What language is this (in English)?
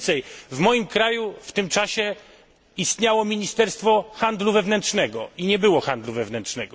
Polish